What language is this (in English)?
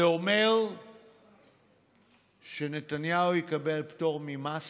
Hebrew